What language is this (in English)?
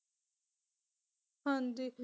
Punjabi